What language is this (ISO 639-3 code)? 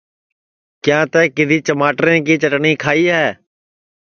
ssi